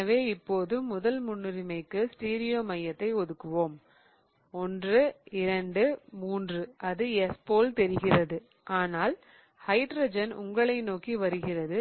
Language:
Tamil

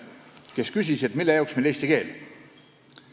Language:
Estonian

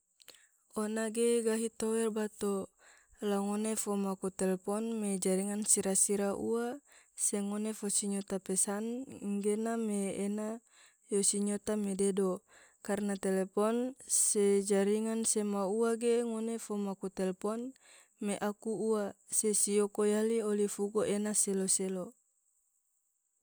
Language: Tidore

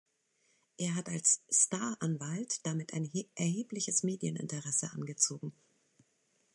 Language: German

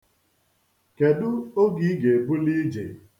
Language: Igbo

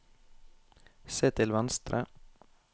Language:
Norwegian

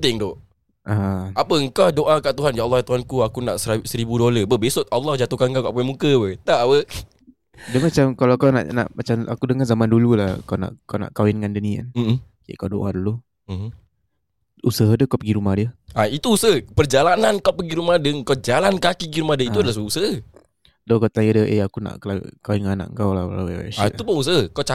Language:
Malay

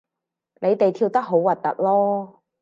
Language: Cantonese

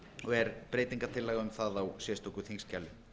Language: Icelandic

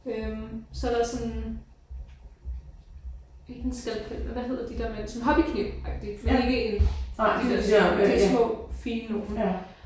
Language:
Danish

